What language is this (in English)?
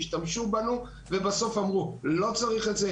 Hebrew